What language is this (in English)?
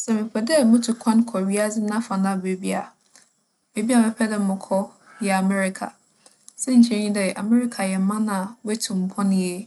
Akan